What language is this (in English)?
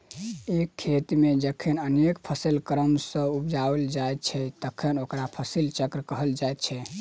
Maithili